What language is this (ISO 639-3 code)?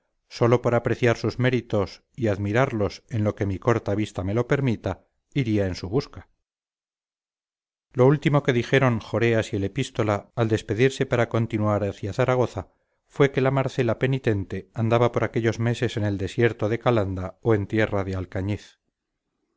spa